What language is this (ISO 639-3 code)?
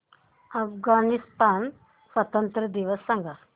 mar